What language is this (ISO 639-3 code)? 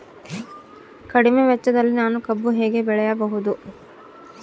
kan